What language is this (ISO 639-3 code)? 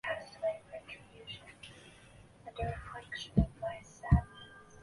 zho